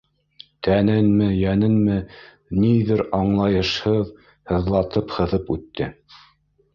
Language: Bashkir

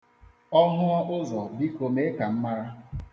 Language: Igbo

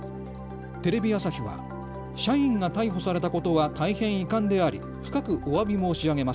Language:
Japanese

